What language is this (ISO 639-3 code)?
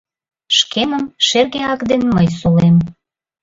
chm